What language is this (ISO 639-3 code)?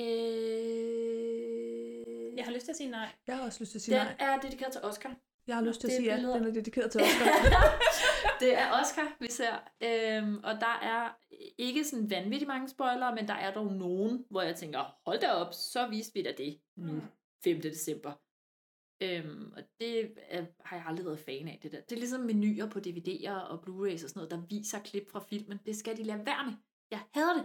dan